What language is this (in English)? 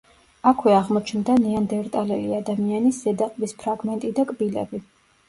Georgian